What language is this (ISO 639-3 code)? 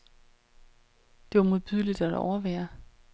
dan